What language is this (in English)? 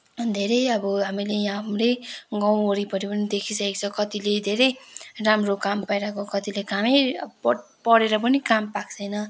Nepali